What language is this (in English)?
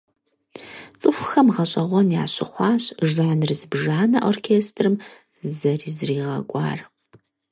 Kabardian